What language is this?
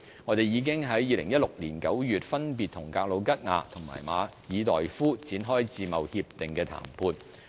Cantonese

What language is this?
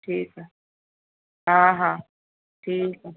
Sindhi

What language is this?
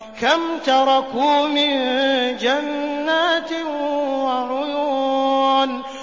Arabic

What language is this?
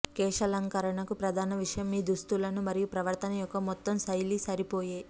Telugu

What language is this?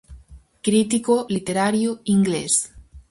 Galician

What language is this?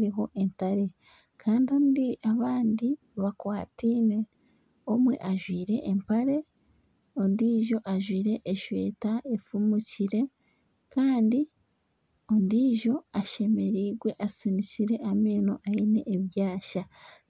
Nyankole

